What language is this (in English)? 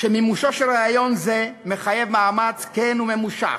Hebrew